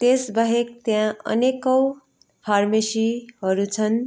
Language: Nepali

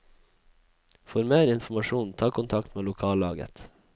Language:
Norwegian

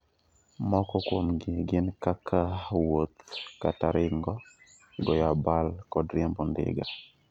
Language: Luo (Kenya and Tanzania)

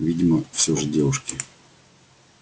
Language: Russian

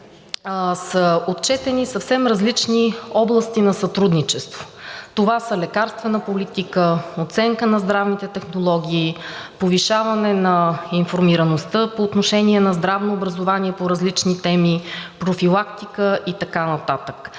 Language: Bulgarian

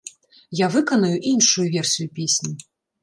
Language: Belarusian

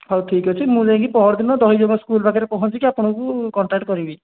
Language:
Odia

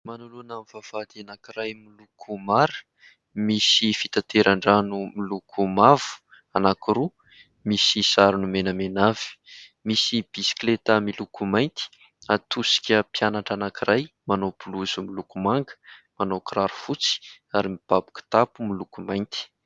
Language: Malagasy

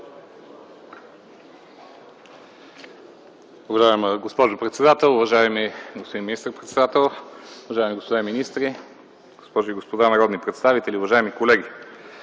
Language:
Bulgarian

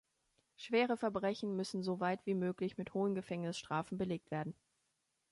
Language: German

